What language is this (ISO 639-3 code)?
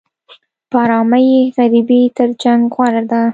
pus